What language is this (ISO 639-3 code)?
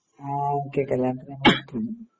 mal